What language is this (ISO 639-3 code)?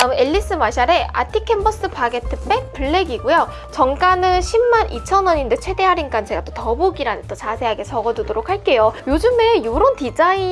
kor